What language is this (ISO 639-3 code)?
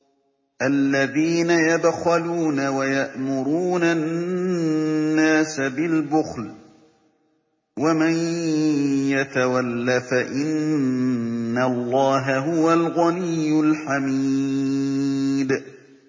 ara